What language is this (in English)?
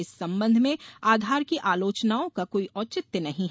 Hindi